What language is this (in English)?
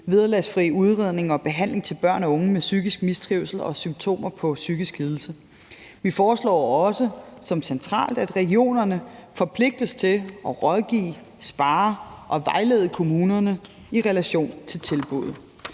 Danish